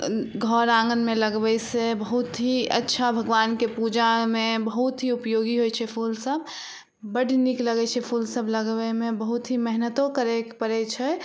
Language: Maithili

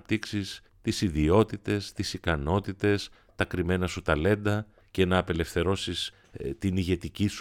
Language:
Greek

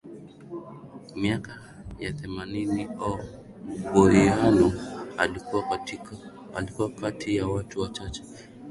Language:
Swahili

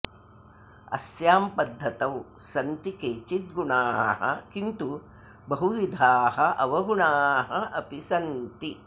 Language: Sanskrit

